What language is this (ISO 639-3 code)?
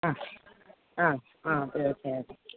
mal